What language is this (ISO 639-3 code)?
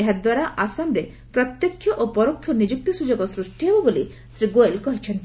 ori